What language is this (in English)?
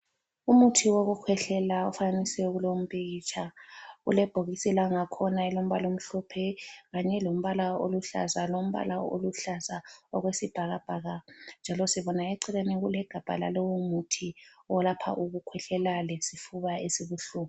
North Ndebele